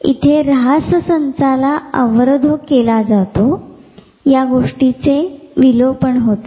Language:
Marathi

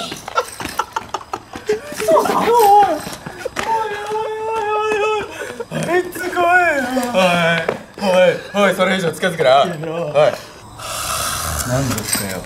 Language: Japanese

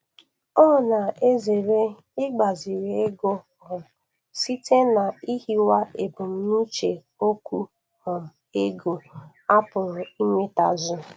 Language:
Igbo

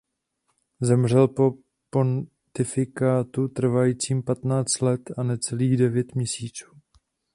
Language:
Czech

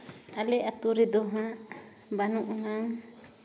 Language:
Santali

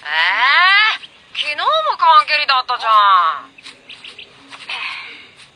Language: Japanese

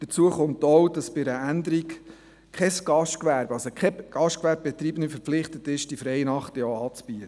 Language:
Swiss German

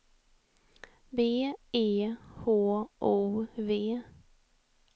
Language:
Swedish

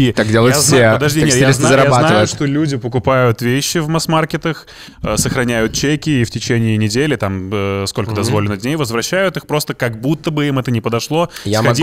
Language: Russian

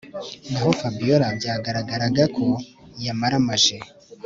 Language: Kinyarwanda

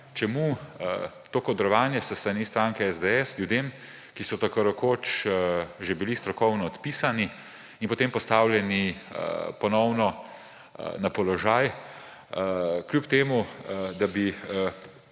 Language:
Slovenian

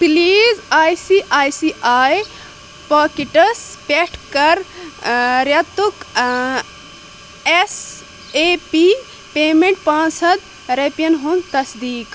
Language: Kashmiri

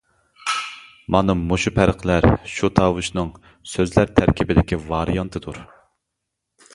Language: Uyghur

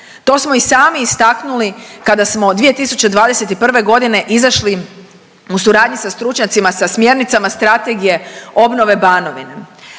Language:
Croatian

